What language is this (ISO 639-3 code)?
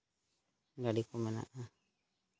sat